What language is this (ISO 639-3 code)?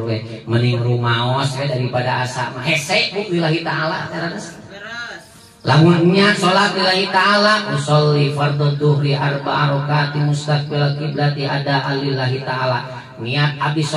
ind